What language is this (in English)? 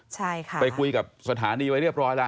Thai